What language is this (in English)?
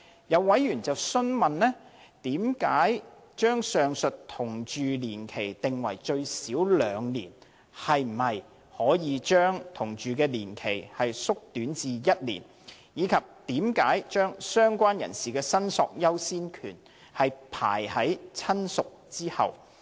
Cantonese